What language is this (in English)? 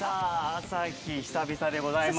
Japanese